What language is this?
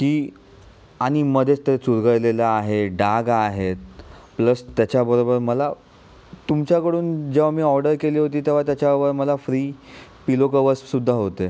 Marathi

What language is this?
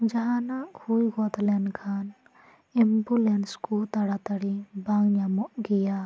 Santali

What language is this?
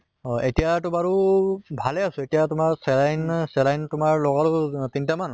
Assamese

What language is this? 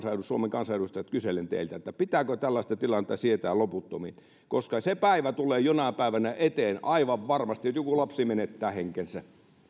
Finnish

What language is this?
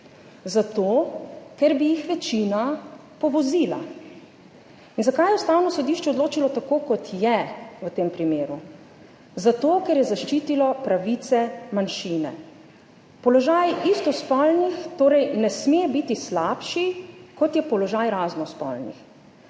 Slovenian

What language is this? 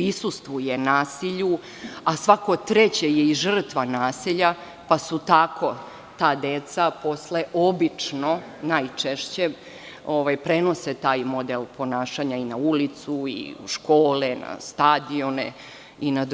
Serbian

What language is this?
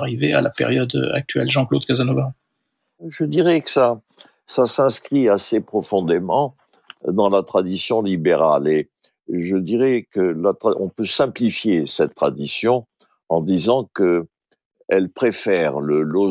French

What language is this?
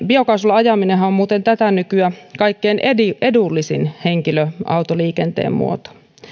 Finnish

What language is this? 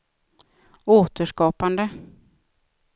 Swedish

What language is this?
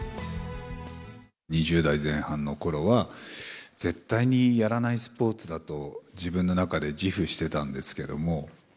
Japanese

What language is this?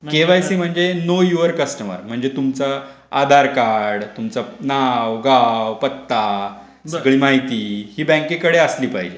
Marathi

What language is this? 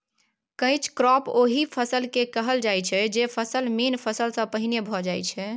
Maithili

